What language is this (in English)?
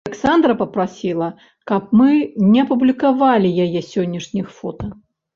Belarusian